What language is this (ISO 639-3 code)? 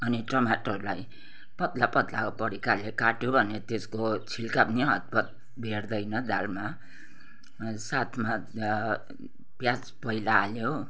nep